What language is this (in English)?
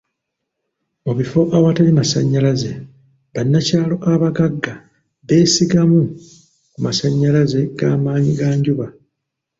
Ganda